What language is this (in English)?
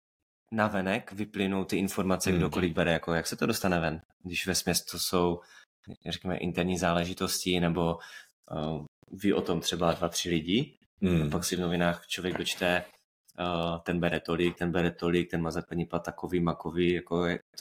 Czech